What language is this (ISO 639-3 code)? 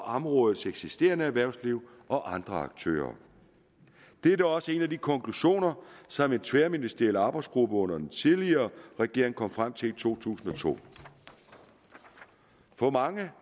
dan